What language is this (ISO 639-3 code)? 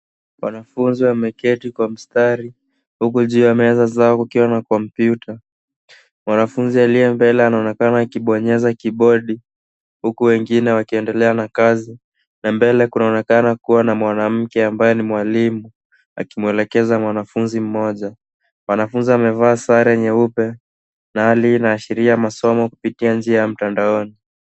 swa